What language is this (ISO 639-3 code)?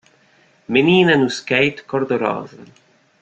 por